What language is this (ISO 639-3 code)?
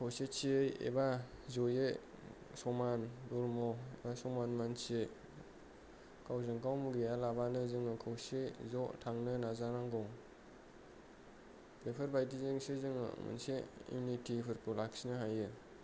brx